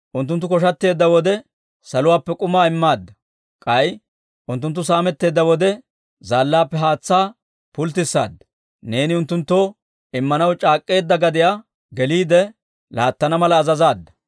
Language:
Dawro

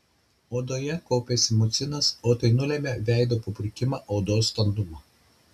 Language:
Lithuanian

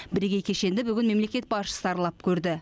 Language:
Kazakh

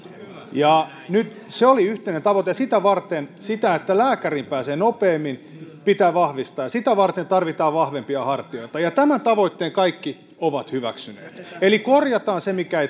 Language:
Finnish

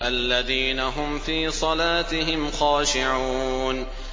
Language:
Arabic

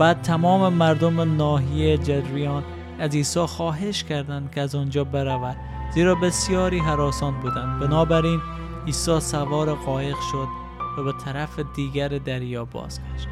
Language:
Persian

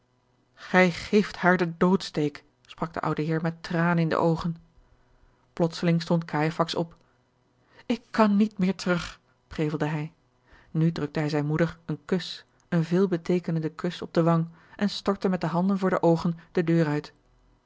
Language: Dutch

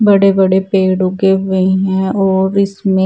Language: Hindi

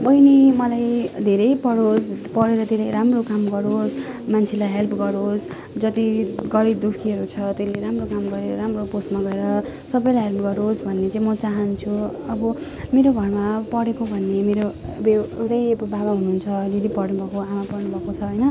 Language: Nepali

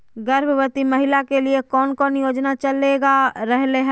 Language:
Magahi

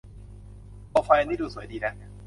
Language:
Thai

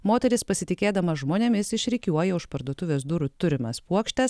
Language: Lithuanian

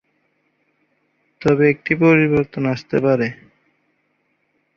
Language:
Bangla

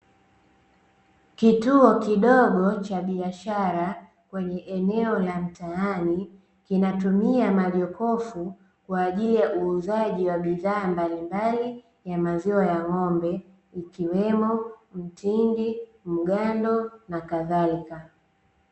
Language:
Swahili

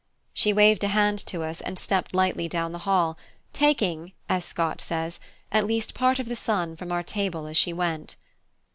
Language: English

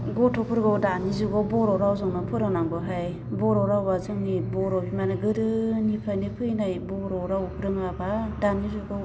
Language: Bodo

